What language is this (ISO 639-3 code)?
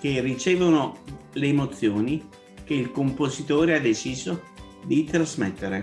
ita